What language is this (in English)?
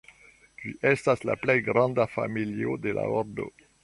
Esperanto